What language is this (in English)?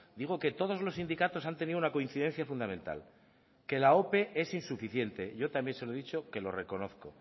Spanish